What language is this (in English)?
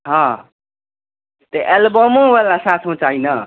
Maithili